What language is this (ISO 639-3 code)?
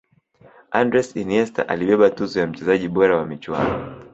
swa